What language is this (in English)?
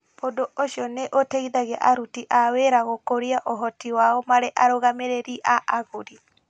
Kikuyu